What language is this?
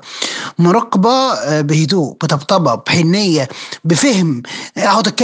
Arabic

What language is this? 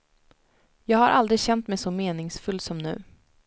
Swedish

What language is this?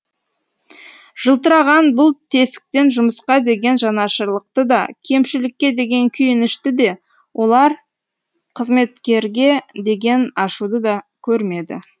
Kazakh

